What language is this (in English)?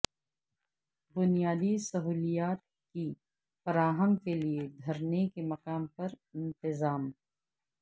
Urdu